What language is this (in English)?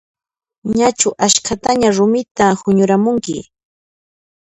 Puno Quechua